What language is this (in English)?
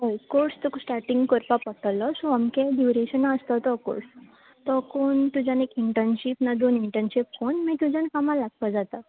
Konkani